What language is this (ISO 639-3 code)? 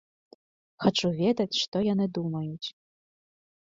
bel